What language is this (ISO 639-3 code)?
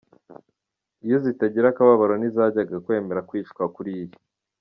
kin